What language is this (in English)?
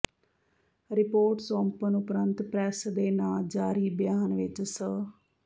Punjabi